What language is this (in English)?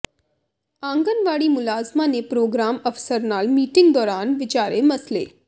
Punjabi